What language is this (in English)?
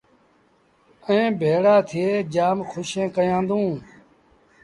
Sindhi Bhil